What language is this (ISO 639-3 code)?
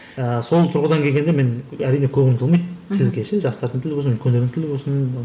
kaz